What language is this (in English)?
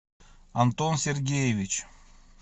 Russian